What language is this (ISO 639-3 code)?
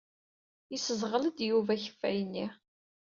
kab